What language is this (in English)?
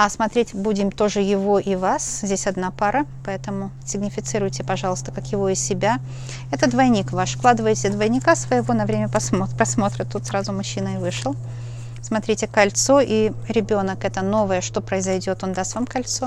Russian